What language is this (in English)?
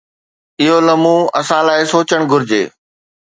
Sindhi